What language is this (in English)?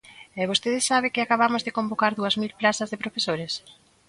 Galician